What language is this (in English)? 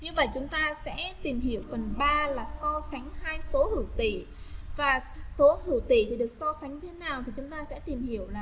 Vietnamese